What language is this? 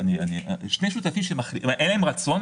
Hebrew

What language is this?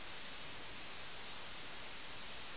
Malayalam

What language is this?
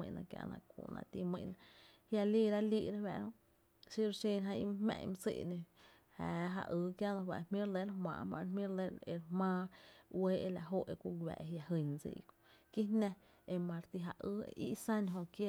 Tepinapa Chinantec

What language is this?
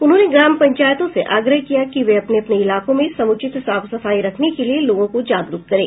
Hindi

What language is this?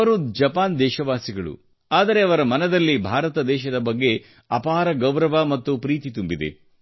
Kannada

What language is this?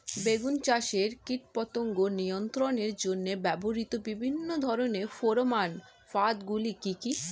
Bangla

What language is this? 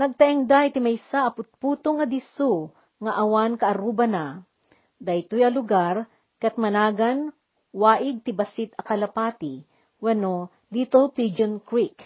Filipino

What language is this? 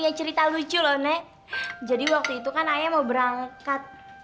Indonesian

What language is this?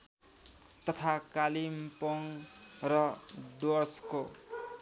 Nepali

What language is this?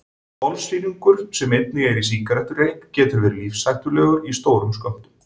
Icelandic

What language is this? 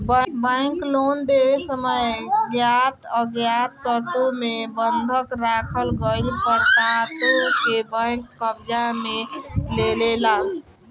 Bhojpuri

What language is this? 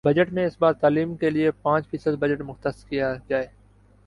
Urdu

